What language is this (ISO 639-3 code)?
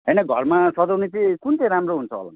nep